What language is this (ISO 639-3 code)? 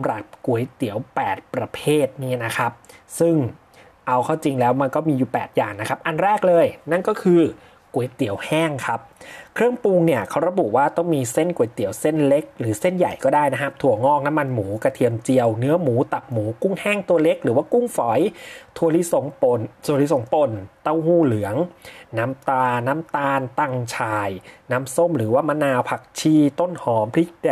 tha